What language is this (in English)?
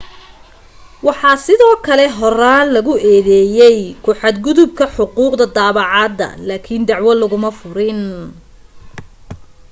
Somali